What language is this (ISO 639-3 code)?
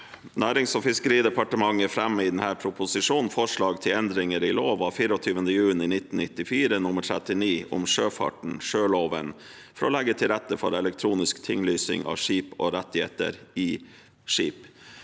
nor